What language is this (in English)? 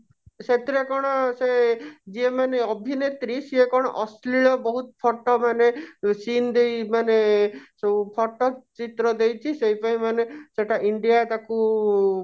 Odia